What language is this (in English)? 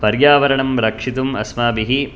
Sanskrit